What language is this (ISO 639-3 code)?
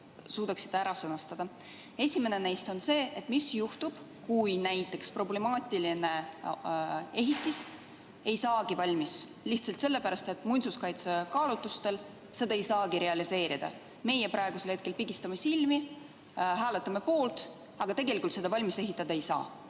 est